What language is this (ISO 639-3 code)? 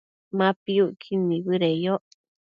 mcf